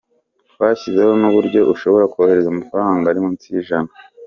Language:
Kinyarwanda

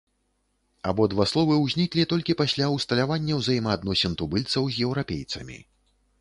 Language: Belarusian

